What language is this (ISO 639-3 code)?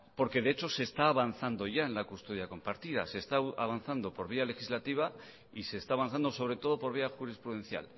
spa